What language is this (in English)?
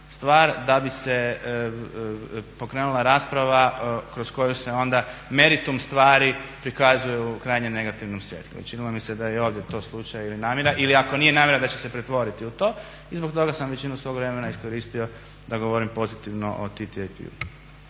Croatian